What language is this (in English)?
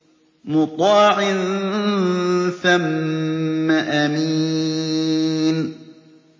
Arabic